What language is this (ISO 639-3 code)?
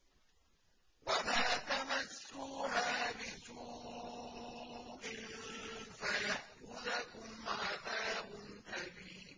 ara